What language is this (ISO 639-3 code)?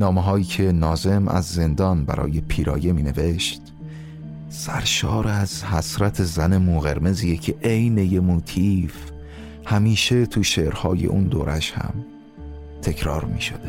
fas